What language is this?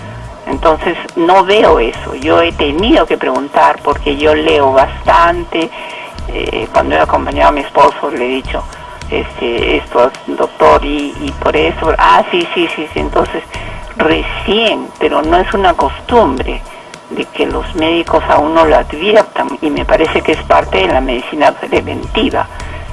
Spanish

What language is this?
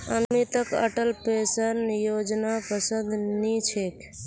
Magahi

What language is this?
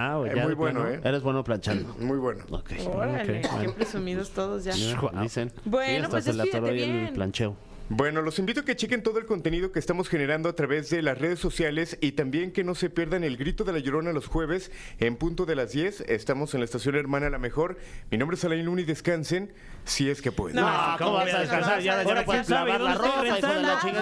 Spanish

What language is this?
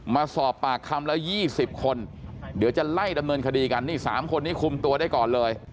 Thai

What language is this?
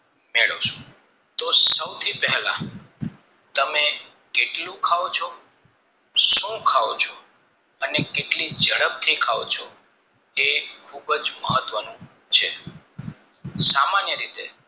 Gujarati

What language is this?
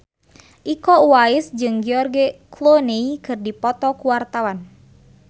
Sundanese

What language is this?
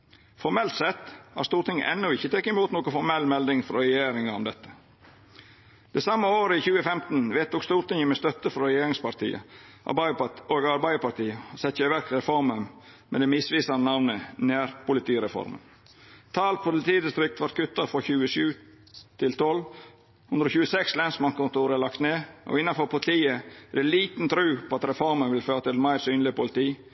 Norwegian Nynorsk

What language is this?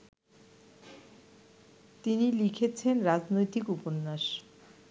Bangla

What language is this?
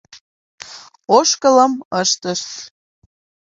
Mari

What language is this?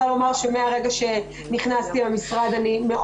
Hebrew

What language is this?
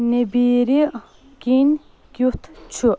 Kashmiri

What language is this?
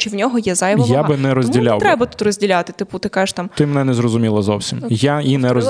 Ukrainian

